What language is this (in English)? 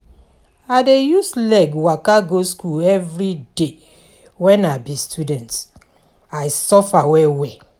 Nigerian Pidgin